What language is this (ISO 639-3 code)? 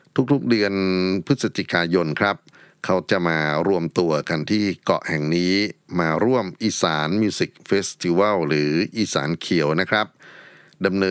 tha